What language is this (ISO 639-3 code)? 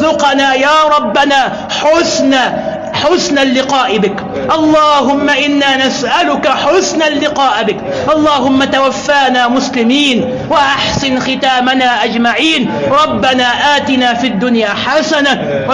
ara